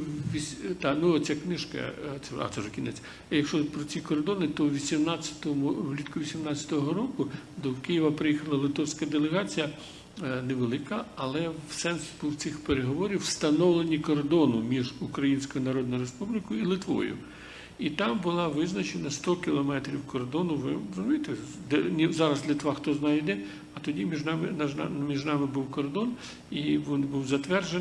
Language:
Ukrainian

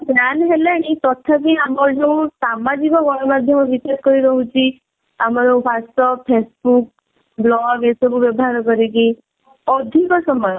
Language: Odia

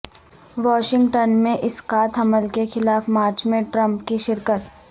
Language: Urdu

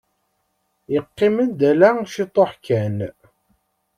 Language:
Kabyle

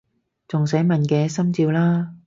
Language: Cantonese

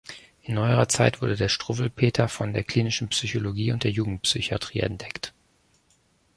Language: German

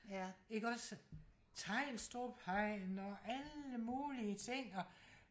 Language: Danish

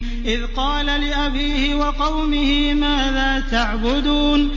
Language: Arabic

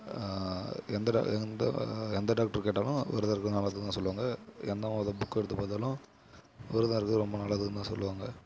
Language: Tamil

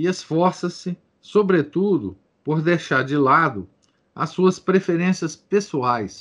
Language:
Portuguese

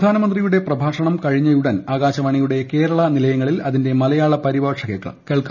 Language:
Malayalam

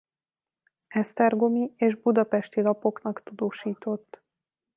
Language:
Hungarian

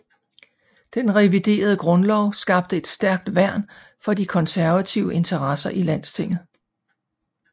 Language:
Danish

